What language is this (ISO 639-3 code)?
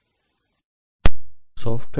guj